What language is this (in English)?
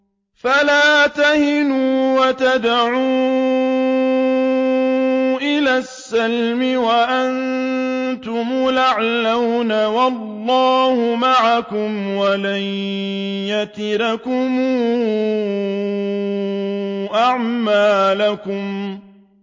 Arabic